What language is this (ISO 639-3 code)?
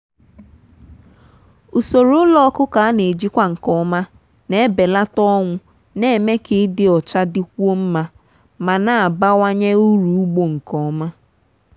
ibo